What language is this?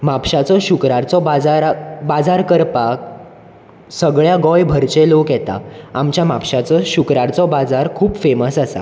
Konkani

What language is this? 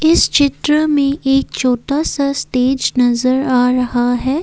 Hindi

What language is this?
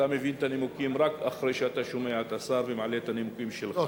Hebrew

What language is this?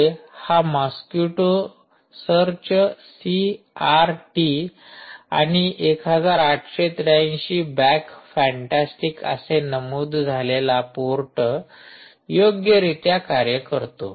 Marathi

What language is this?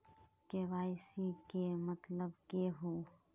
Magahi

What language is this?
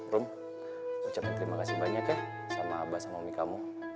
Indonesian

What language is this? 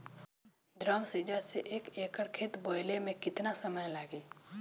Bhojpuri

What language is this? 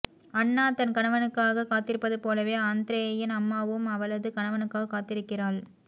Tamil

